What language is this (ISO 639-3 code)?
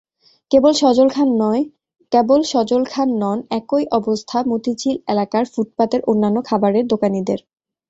ben